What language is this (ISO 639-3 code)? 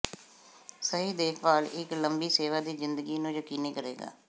pan